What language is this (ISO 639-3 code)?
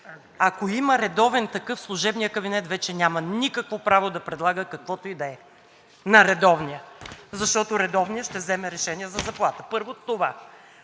bul